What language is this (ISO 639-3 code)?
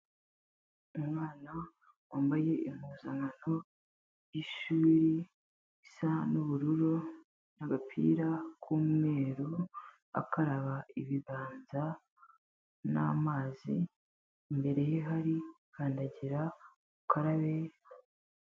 kin